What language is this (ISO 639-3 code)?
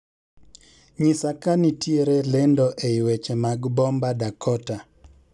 luo